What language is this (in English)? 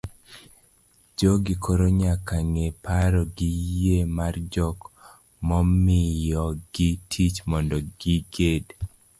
Luo (Kenya and Tanzania)